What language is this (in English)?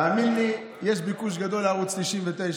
Hebrew